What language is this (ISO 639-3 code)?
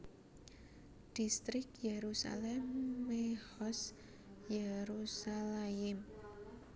jav